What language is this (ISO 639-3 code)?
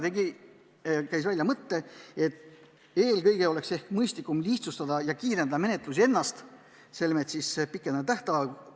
est